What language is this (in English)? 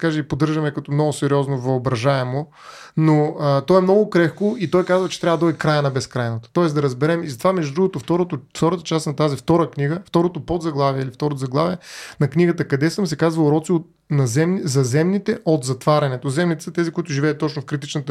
Bulgarian